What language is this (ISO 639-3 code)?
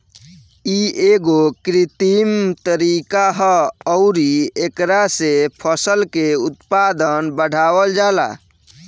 bho